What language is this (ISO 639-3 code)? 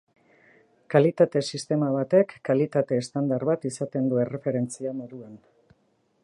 eus